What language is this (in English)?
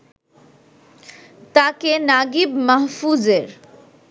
Bangla